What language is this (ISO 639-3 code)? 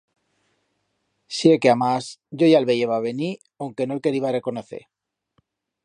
arg